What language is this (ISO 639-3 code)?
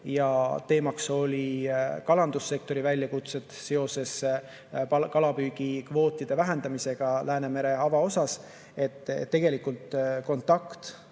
est